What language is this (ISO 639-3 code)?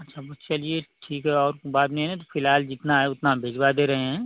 hin